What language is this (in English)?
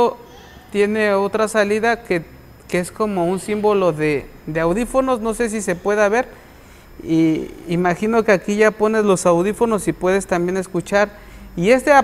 Spanish